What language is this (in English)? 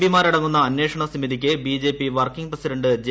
Malayalam